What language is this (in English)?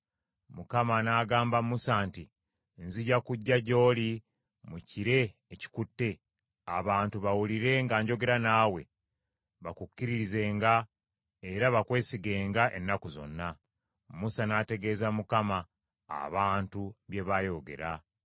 Ganda